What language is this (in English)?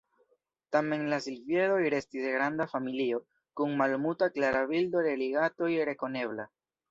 Esperanto